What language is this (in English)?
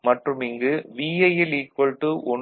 Tamil